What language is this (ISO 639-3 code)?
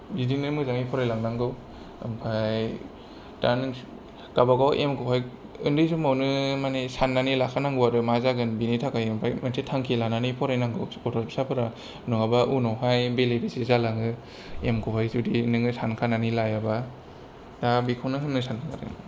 brx